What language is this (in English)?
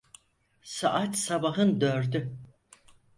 Turkish